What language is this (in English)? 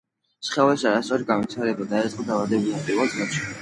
Georgian